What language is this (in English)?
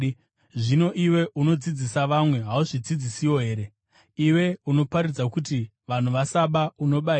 Shona